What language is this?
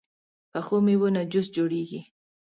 Pashto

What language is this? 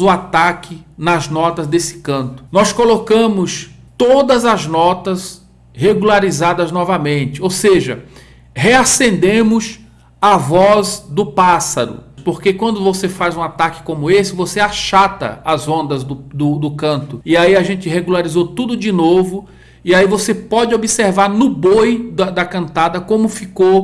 Portuguese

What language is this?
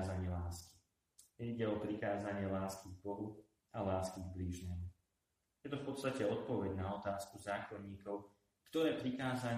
Slovak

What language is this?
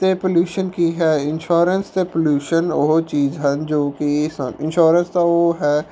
Punjabi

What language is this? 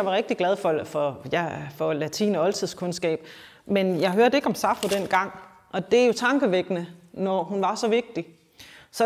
Danish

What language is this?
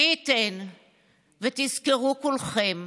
Hebrew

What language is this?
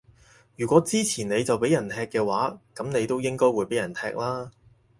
Cantonese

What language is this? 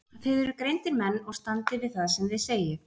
Icelandic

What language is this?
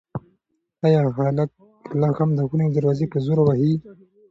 Pashto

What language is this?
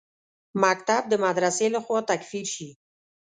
Pashto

